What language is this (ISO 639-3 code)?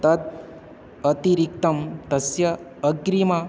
san